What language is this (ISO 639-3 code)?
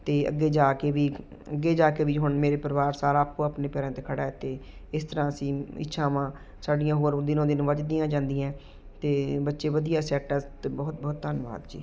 pan